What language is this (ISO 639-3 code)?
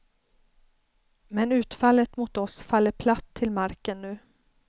swe